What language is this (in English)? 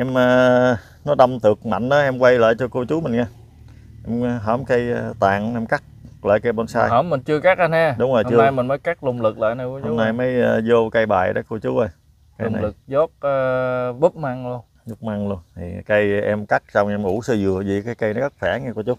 Vietnamese